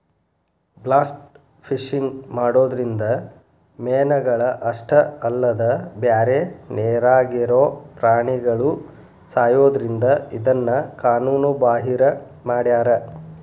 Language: Kannada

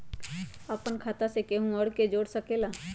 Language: Magahi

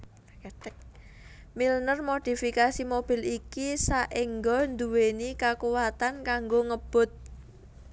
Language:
Javanese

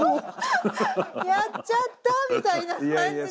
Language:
Japanese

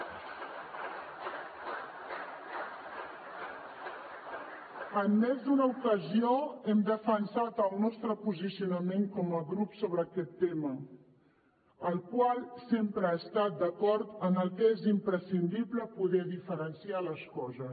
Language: Catalan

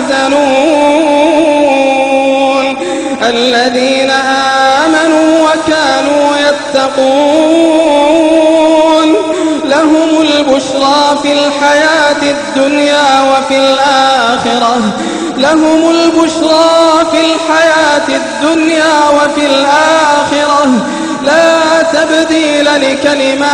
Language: Arabic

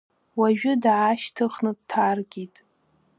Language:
Abkhazian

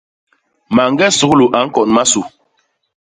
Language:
Basaa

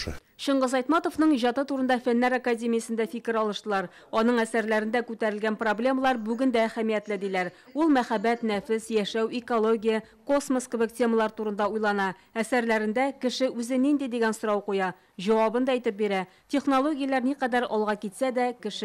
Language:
Turkish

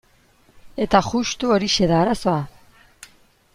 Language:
Basque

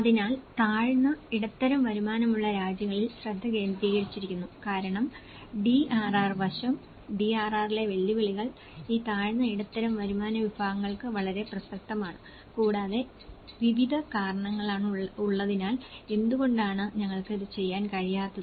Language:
Malayalam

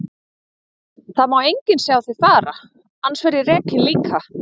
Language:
Icelandic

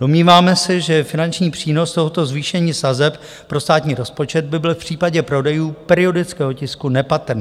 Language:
Czech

